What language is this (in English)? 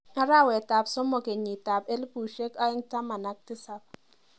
Kalenjin